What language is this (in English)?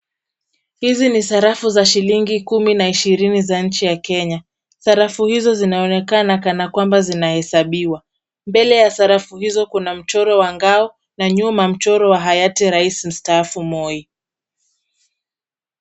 Swahili